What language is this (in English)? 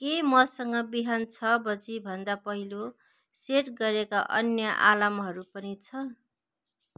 Nepali